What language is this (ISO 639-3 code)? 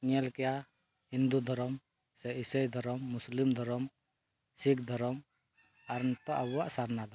sat